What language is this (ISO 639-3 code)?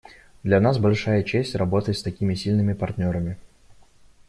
rus